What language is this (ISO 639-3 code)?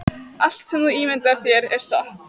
isl